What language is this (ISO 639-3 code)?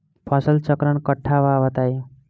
bho